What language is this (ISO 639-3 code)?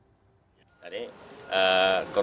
ind